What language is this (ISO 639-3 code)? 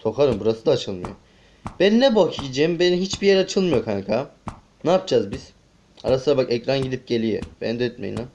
tur